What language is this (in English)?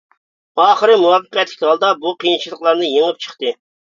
Uyghur